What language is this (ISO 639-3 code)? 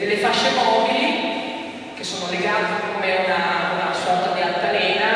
ita